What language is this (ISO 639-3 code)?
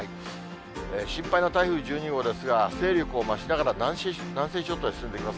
jpn